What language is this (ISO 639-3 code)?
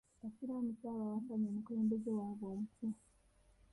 lug